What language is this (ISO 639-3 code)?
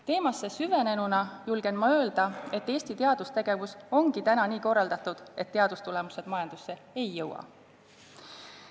est